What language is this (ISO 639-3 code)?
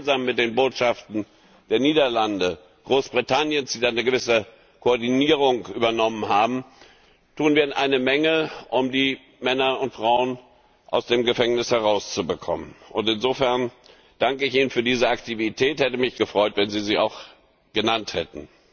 deu